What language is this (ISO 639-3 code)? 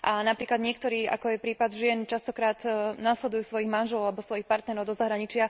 slk